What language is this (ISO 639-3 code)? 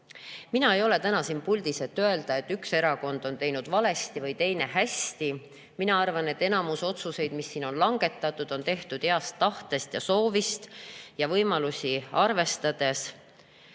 est